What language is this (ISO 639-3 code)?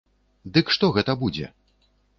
bel